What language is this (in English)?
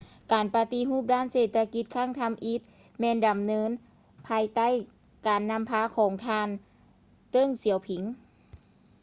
Lao